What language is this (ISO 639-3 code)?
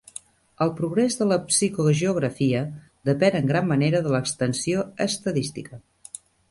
cat